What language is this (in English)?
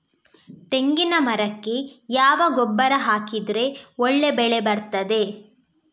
Kannada